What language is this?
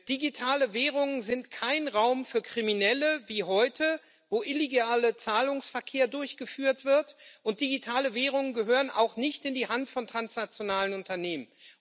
German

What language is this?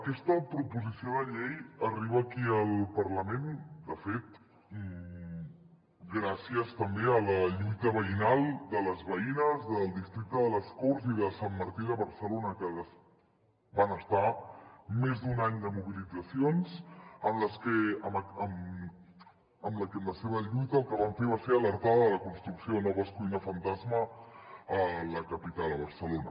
Catalan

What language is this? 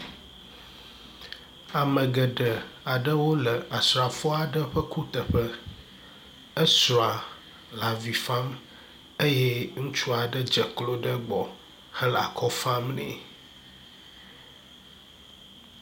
Ewe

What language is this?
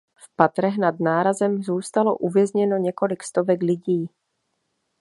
Czech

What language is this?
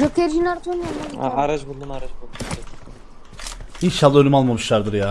Turkish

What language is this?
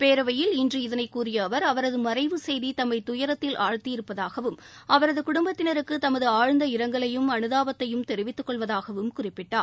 Tamil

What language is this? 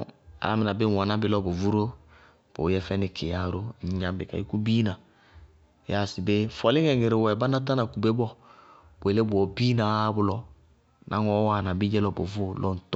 Bago-Kusuntu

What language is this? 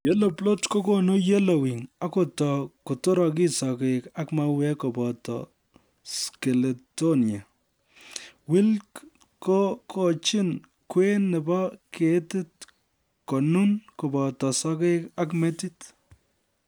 Kalenjin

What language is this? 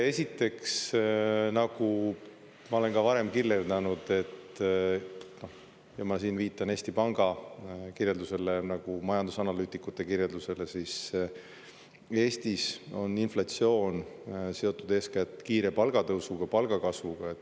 Estonian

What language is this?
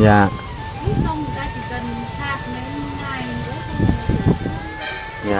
Vietnamese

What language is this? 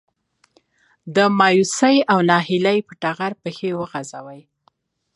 Pashto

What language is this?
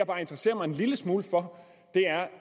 Danish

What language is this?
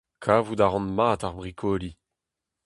Breton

